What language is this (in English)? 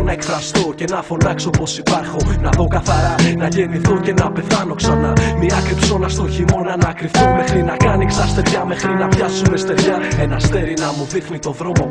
Greek